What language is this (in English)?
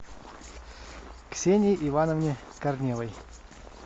Russian